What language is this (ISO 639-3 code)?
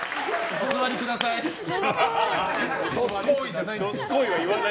jpn